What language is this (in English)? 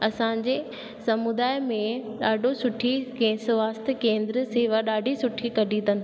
Sindhi